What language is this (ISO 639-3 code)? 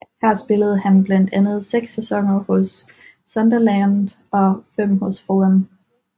dan